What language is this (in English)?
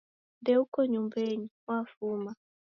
Taita